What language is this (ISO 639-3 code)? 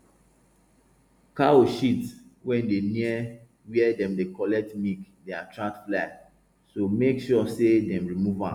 pcm